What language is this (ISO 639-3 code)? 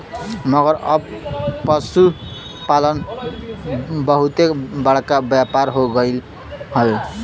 bho